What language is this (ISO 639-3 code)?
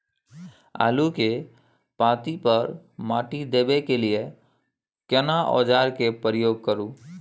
mai